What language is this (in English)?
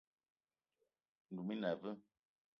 Eton (Cameroon)